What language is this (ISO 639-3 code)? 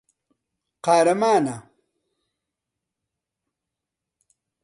ckb